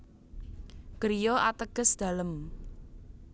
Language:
Javanese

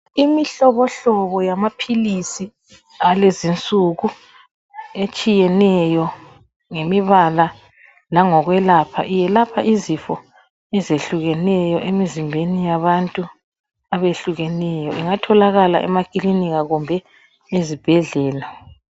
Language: North Ndebele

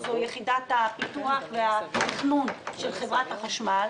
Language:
Hebrew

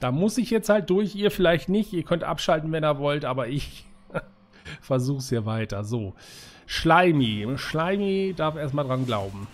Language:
German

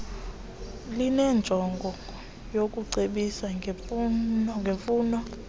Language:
Xhosa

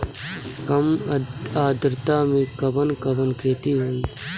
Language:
Bhojpuri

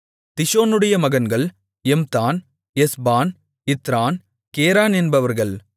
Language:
Tamil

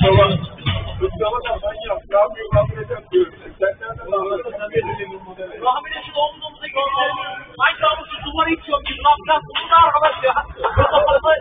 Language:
Turkish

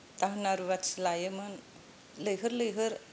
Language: Bodo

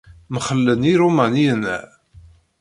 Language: Kabyle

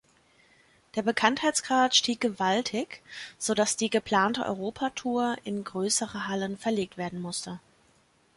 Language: German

